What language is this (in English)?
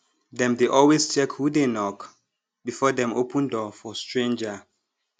Nigerian Pidgin